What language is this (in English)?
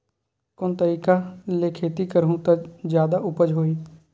Chhattisgarhi